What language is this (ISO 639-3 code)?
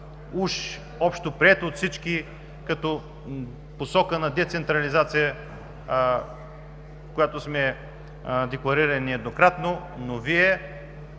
bul